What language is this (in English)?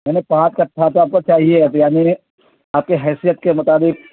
Urdu